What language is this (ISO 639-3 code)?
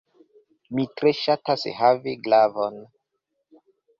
epo